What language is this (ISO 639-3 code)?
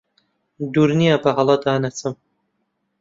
ckb